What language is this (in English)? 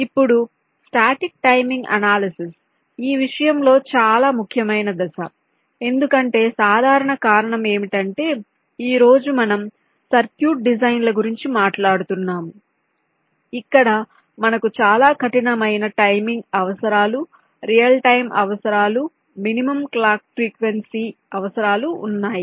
Telugu